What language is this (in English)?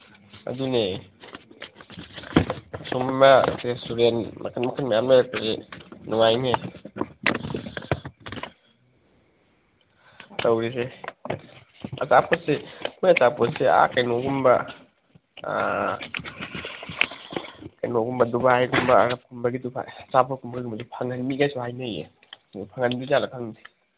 Manipuri